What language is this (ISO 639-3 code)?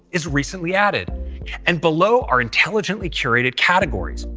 eng